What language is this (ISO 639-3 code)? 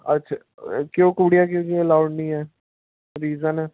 pan